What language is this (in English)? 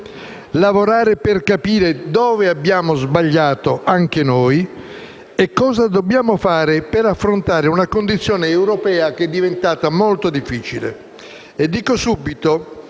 Italian